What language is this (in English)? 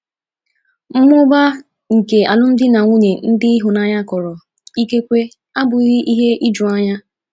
Igbo